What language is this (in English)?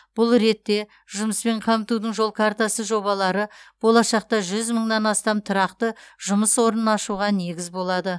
Kazakh